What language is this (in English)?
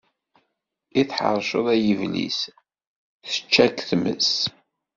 Kabyle